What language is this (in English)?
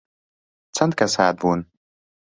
Central Kurdish